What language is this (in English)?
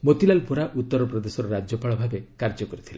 Odia